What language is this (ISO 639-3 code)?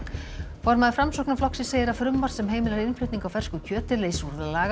isl